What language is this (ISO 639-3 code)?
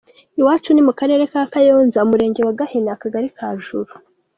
kin